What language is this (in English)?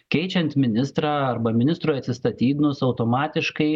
Lithuanian